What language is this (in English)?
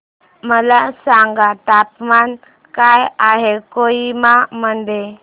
Marathi